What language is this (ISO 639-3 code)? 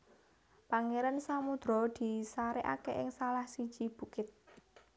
jav